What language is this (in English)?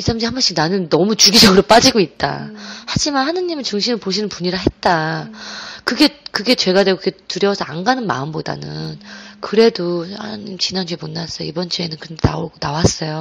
Korean